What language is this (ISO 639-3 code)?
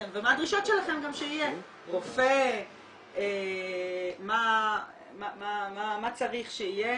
heb